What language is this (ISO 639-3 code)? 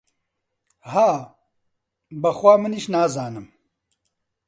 ckb